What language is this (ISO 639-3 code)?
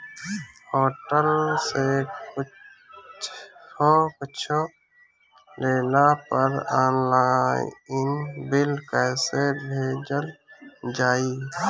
bho